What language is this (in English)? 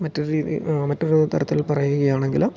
Malayalam